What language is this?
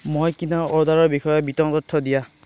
Assamese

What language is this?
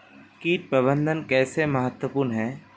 Hindi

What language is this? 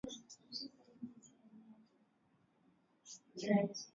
Swahili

